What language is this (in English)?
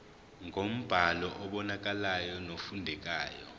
Zulu